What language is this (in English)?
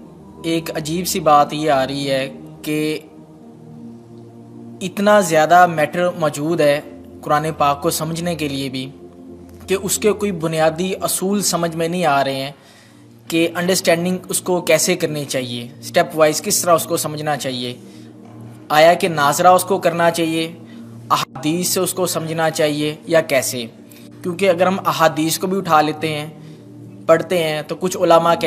Urdu